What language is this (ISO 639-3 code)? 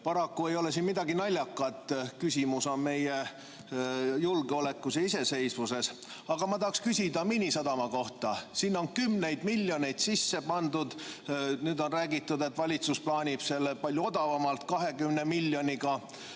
est